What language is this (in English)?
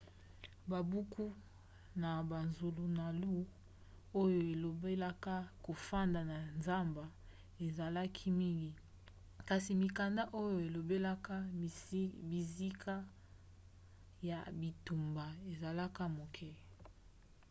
Lingala